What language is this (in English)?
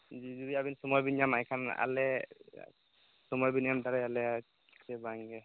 Santali